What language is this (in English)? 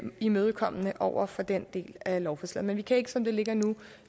Danish